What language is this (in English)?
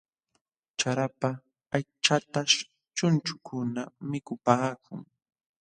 Jauja Wanca Quechua